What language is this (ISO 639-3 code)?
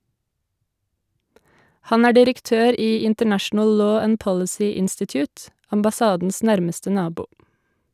nor